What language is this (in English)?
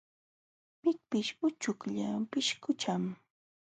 Jauja Wanca Quechua